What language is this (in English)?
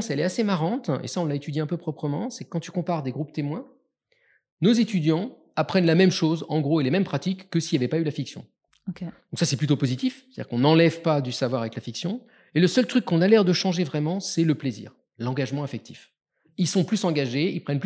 French